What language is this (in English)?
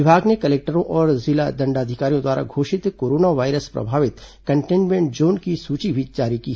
Hindi